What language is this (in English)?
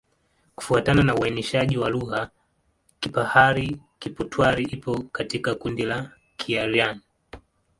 Swahili